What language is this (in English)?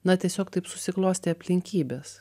Lithuanian